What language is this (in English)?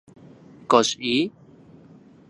Central Puebla Nahuatl